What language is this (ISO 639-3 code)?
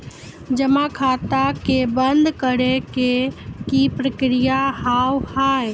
mai